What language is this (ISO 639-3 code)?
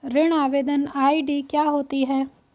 hin